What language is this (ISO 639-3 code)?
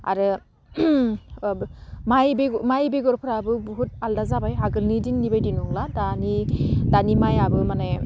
brx